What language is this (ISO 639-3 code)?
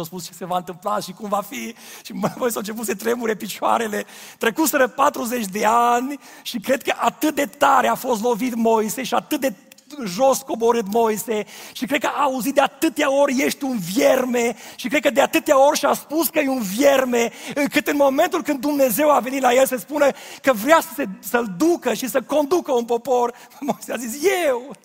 ron